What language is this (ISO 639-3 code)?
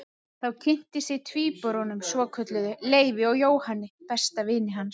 isl